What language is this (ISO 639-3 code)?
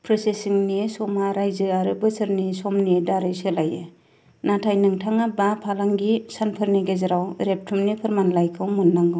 brx